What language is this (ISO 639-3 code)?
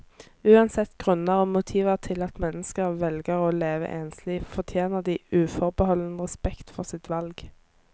nor